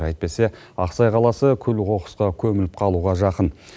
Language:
Kazakh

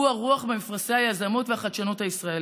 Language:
Hebrew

